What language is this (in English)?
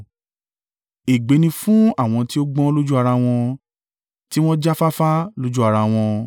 Yoruba